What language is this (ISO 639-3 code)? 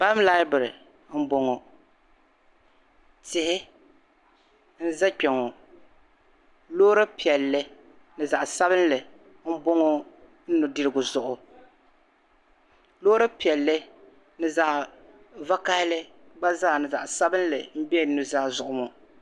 dag